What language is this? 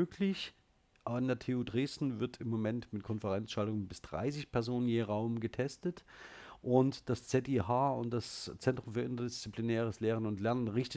German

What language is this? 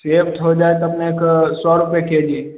Maithili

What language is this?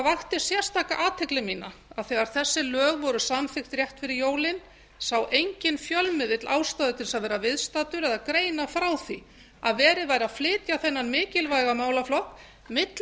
Icelandic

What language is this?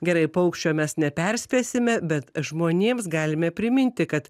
Lithuanian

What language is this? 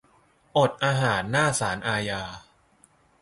Thai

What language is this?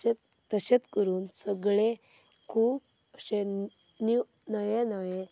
Konkani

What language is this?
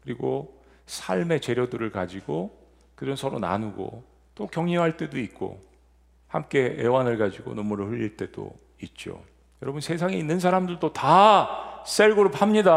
Korean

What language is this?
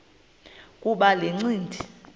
Xhosa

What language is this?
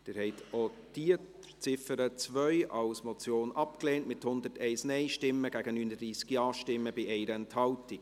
Swiss German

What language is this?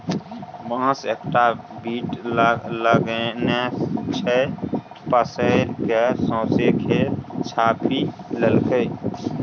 Maithili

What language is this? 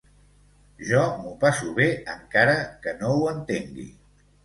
Catalan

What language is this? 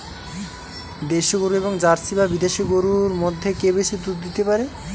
Bangla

